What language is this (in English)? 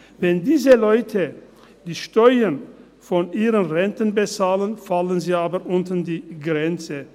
Swiss German